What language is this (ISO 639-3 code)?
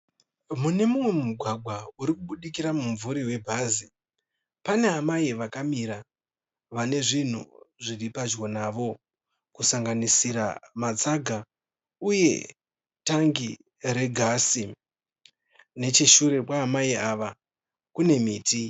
sna